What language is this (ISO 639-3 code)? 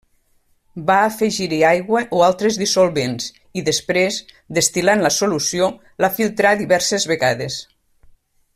cat